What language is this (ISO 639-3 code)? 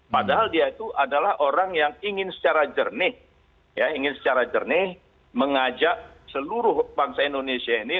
ind